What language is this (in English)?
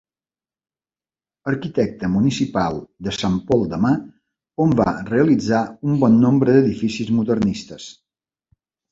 Catalan